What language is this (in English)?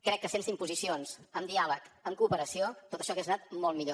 Catalan